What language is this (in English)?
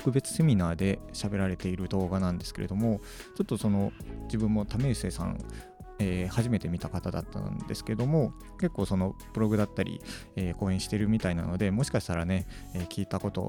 Japanese